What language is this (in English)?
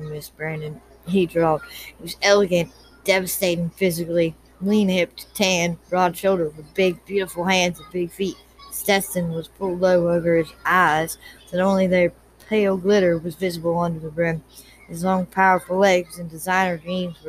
English